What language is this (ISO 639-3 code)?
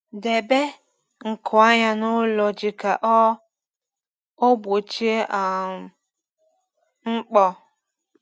ibo